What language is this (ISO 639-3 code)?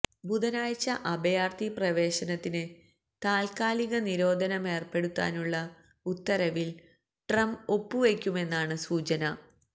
mal